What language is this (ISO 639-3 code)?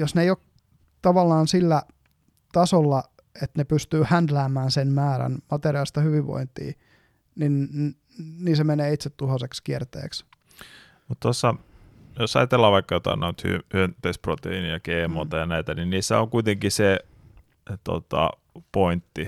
fin